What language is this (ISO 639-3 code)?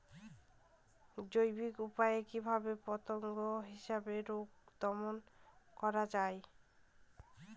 ben